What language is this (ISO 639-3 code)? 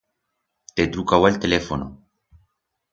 arg